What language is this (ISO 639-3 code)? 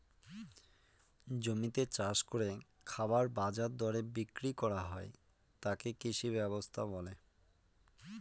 ben